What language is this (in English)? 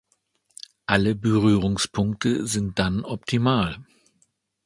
German